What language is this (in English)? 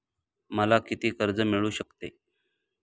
Marathi